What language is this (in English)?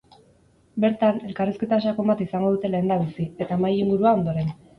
Basque